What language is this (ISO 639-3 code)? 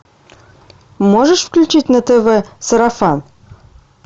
rus